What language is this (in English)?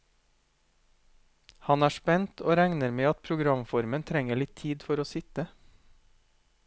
Norwegian